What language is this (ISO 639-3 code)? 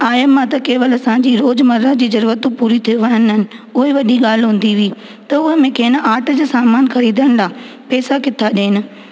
snd